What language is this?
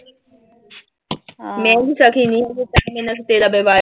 Punjabi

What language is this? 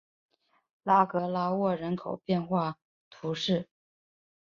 Chinese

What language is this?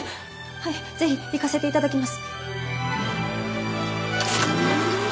Japanese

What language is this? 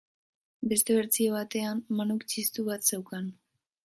Basque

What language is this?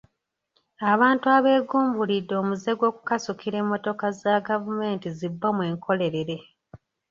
Ganda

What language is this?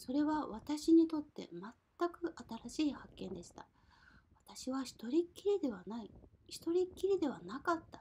Japanese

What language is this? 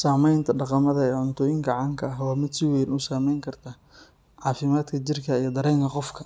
Somali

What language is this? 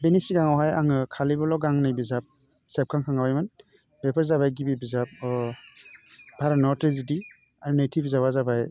Bodo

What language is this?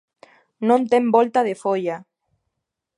Galician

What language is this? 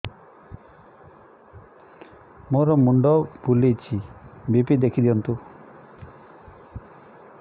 Odia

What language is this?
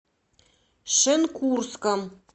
Russian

